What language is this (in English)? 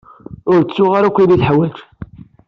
Kabyle